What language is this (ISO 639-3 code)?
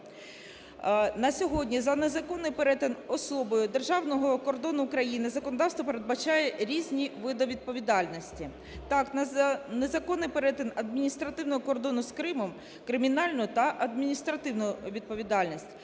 ukr